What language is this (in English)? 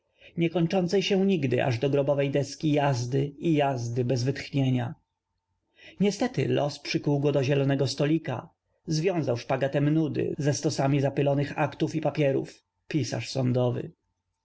Polish